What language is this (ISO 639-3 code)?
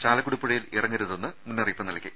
mal